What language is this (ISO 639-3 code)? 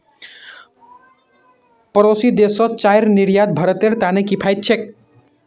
mag